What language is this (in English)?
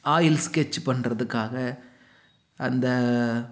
Tamil